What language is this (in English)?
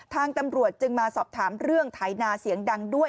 Thai